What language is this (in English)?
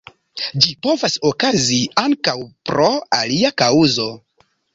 Esperanto